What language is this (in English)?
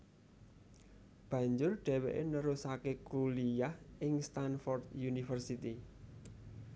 Javanese